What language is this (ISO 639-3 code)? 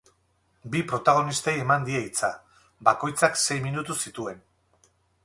eus